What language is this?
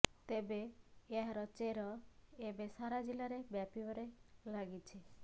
Odia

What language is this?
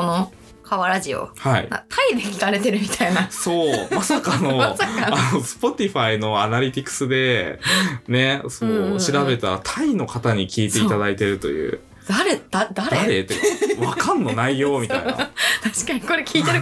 Japanese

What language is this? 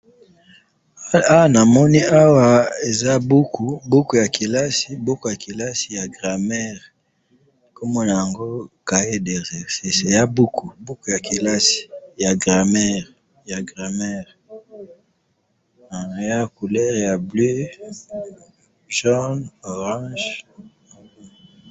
Lingala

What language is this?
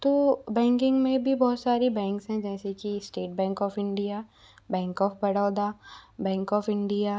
Hindi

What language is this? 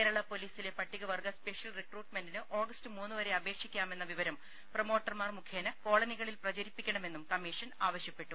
Malayalam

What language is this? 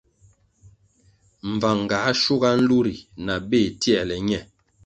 Kwasio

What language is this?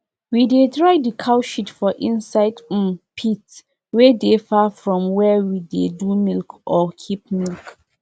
Nigerian Pidgin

